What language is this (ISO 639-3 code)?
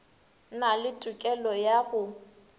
nso